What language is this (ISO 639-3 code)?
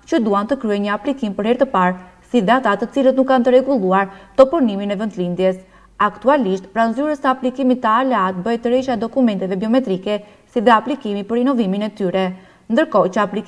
ron